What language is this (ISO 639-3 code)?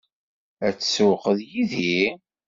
kab